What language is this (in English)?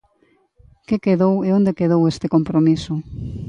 Galician